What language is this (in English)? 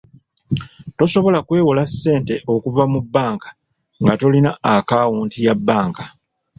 Ganda